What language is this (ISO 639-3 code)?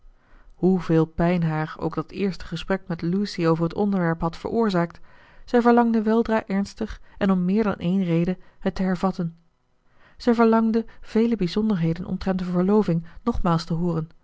nld